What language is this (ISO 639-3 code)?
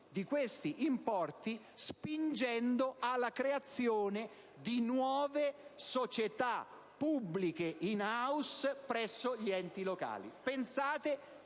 ita